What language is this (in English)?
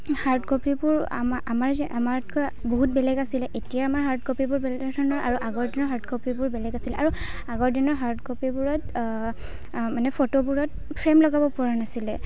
Assamese